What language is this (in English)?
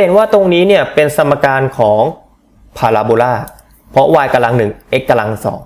Thai